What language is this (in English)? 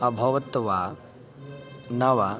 Sanskrit